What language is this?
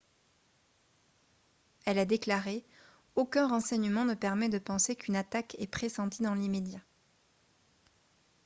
French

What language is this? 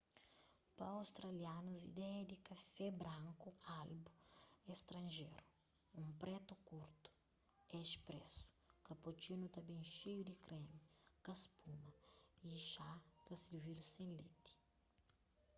Kabuverdianu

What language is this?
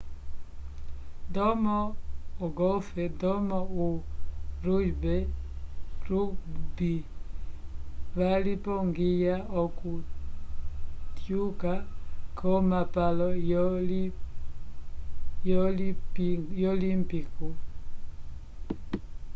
Umbundu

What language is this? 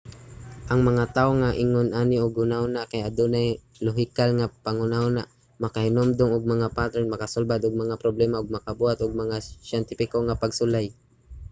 Cebuano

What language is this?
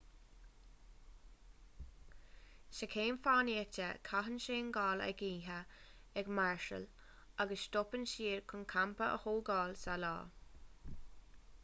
Irish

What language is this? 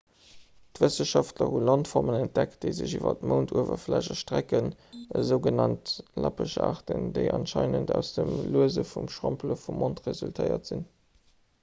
Luxembourgish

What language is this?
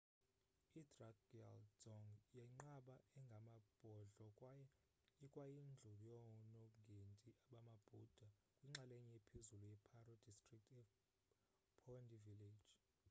Xhosa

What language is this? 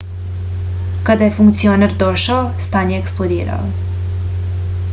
Serbian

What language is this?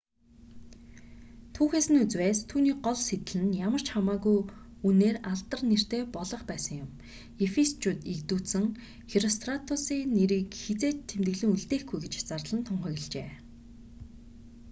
Mongolian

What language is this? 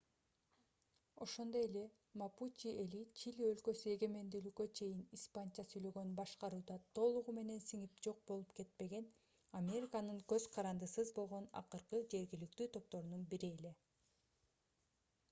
Kyrgyz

